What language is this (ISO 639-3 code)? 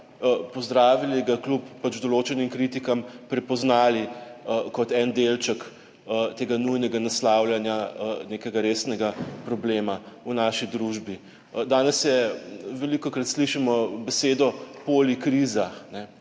slv